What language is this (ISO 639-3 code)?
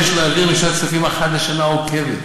heb